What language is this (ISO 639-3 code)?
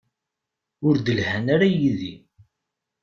kab